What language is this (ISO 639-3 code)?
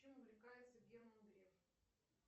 rus